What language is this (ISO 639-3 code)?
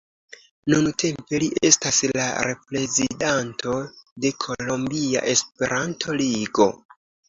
epo